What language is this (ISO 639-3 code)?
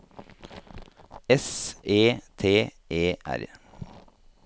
nor